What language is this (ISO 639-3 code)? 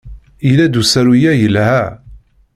kab